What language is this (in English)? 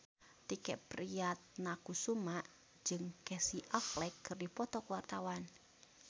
Sundanese